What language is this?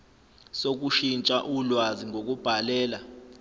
Zulu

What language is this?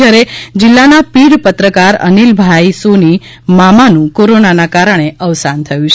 Gujarati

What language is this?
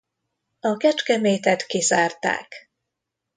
Hungarian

